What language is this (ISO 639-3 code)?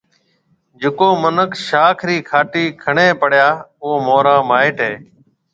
mve